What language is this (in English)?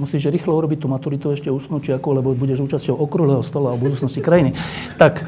Slovak